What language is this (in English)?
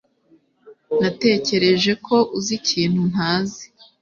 Kinyarwanda